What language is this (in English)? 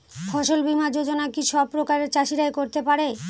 Bangla